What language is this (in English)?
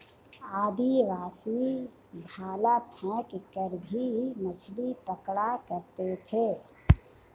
Hindi